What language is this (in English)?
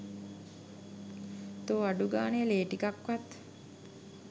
Sinhala